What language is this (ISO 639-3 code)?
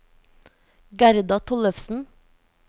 nor